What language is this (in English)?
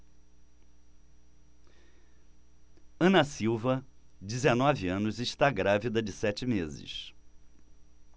Portuguese